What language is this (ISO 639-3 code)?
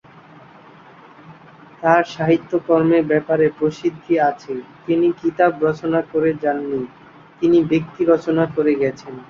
ben